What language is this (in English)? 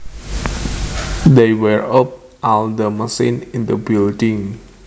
Javanese